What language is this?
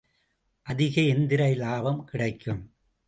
Tamil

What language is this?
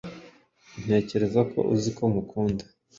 Kinyarwanda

